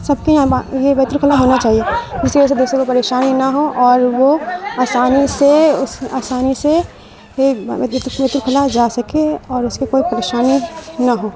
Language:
Urdu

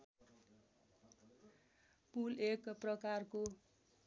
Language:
Nepali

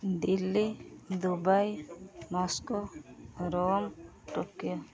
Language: Odia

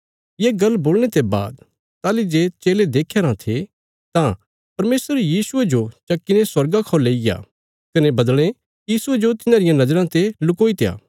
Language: Bilaspuri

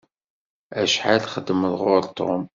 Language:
Kabyle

